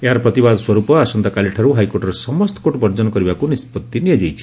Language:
Odia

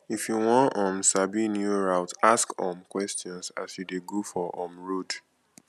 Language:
Nigerian Pidgin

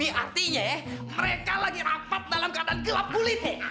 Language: Indonesian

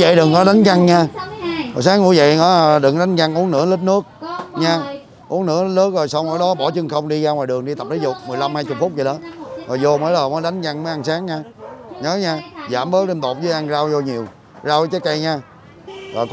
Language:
Vietnamese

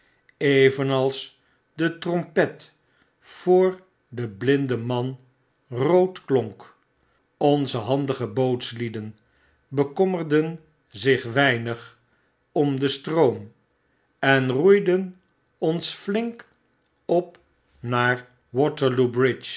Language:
Dutch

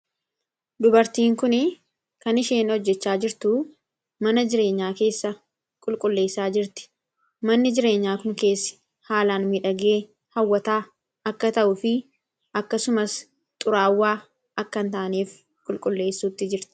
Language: Oromo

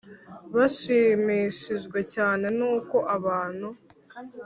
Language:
Kinyarwanda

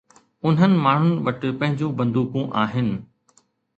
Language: Sindhi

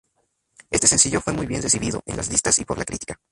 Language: Spanish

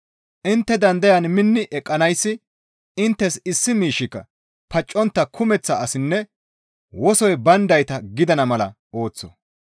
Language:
Gamo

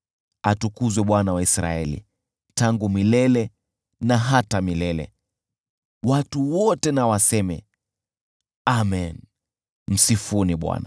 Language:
Swahili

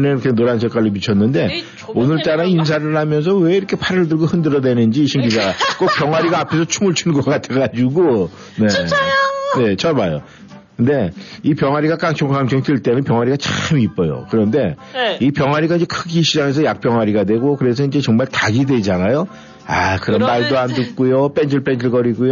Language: Korean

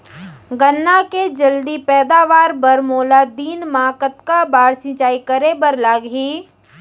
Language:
Chhattisgarhi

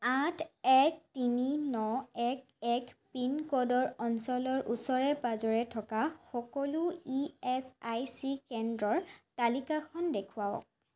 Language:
Assamese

